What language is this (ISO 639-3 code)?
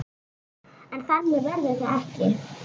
isl